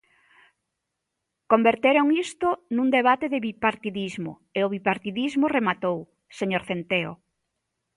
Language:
Galician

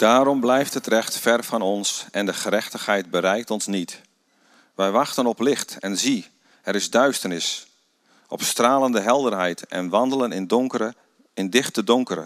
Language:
Dutch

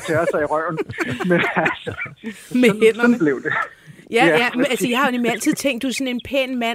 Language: Danish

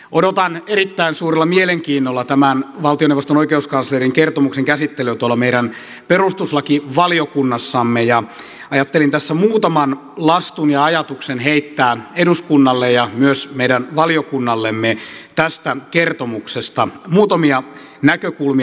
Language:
Finnish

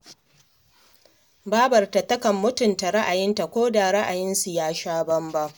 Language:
Hausa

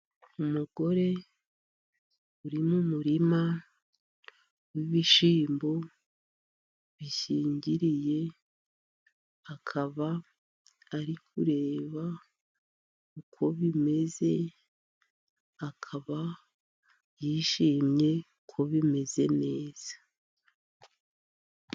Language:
Kinyarwanda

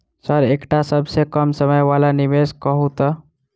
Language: Maithili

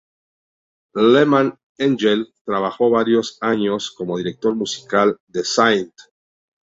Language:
Spanish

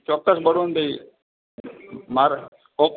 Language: Gujarati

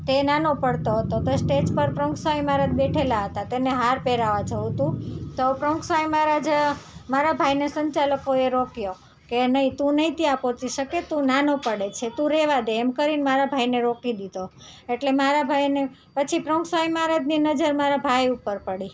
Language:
Gujarati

